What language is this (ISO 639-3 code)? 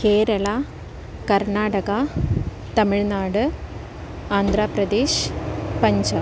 san